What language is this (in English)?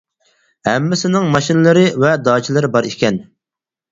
Uyghur